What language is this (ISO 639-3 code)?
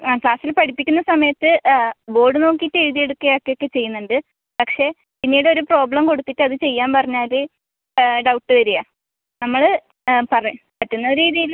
mal